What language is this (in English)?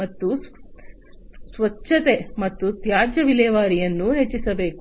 Kannada